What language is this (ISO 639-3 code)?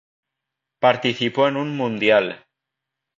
spa